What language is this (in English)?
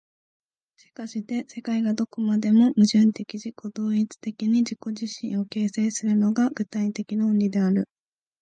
Japanese